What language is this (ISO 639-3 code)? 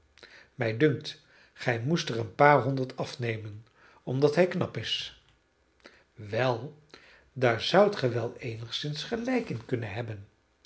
nld